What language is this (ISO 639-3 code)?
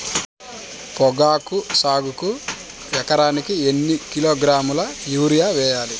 tel